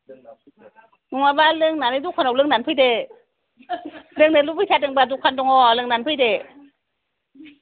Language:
Bodo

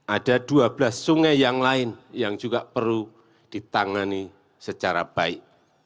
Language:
Indonesian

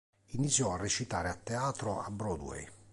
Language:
Italian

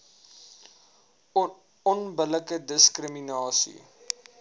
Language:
Afrikaans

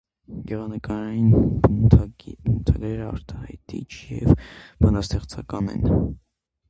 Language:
Armenian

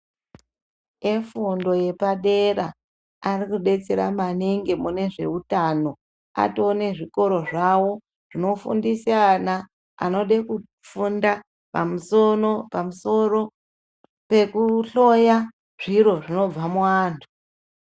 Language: Ndau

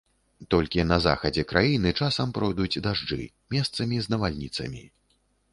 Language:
Belarusian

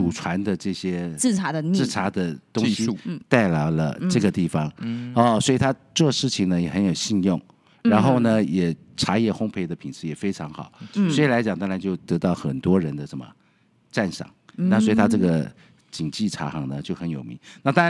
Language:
Chinese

